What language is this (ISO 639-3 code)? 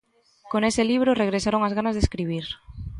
glg